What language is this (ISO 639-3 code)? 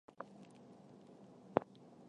zho